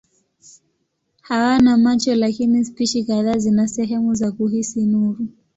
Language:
Swahili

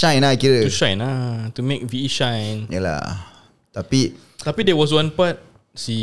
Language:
Malay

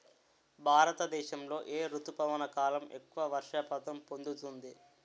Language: Telugu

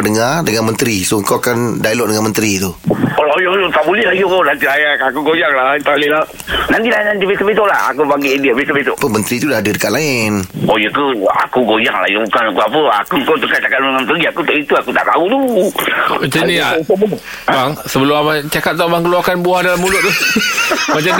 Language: Malay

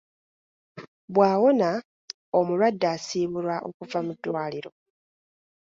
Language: Ganda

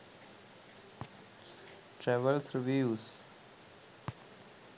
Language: Sinhala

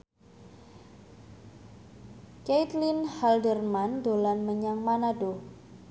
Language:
Javanese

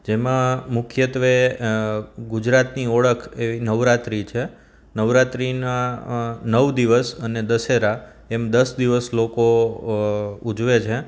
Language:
Gujarati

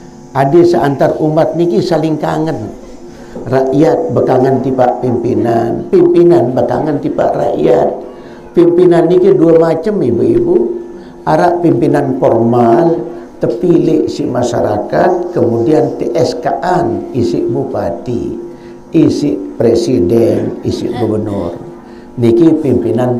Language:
Malay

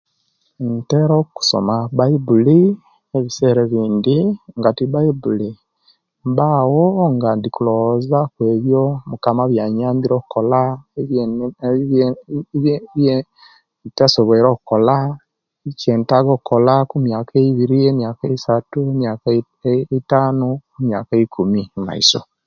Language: Kenyi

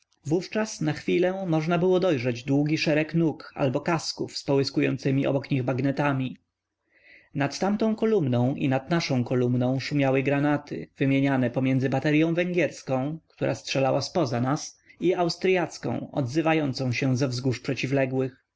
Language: Polish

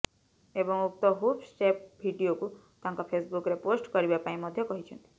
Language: Odia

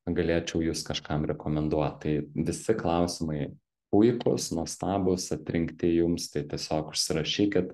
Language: Lithuanian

